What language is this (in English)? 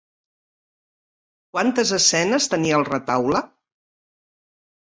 Catalan